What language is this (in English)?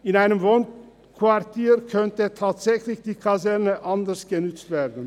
Swiss German